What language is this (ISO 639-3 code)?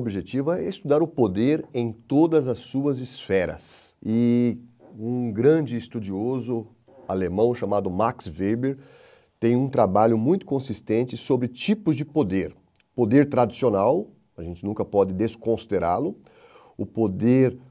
por